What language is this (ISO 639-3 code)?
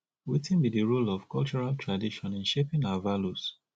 pcm